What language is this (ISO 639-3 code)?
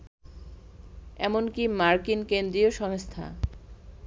ben